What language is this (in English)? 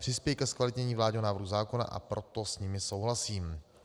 Czech